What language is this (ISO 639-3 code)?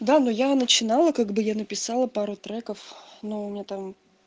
rus